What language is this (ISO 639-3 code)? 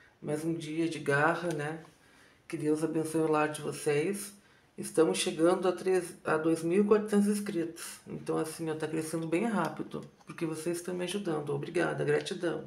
por